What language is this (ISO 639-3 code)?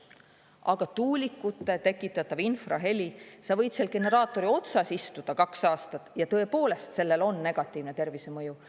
est